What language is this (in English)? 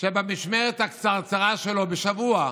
Hebrew